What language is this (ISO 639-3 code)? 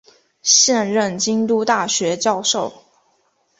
zho